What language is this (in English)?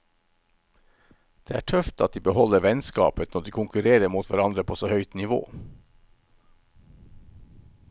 Norwegian